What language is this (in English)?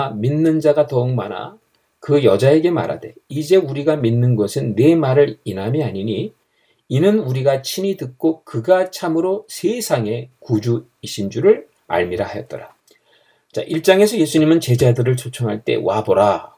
Korean